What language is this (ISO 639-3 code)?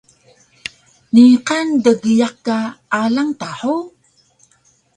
trv